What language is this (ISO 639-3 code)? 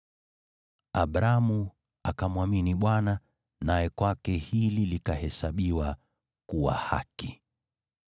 swa